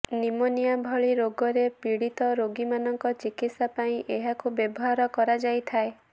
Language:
Odia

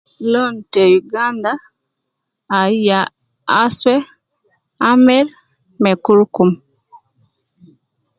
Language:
Nubi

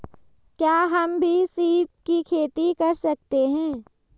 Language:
Hindi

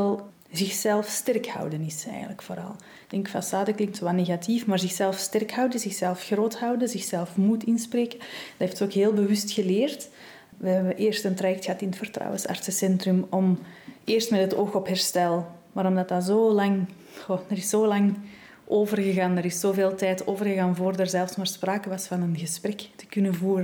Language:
Dutch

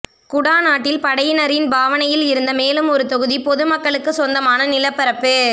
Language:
Tamil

